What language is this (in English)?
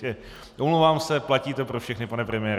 Czech